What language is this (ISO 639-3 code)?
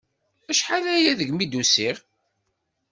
kab